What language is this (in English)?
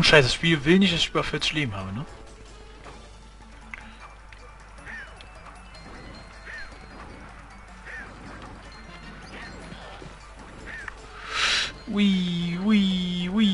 German